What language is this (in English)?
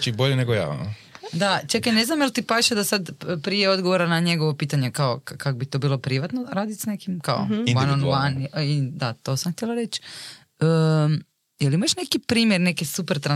Croatian